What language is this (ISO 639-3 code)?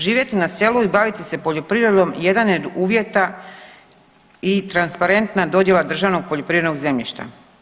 hrv